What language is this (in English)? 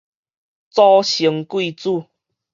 Min Nan Chinese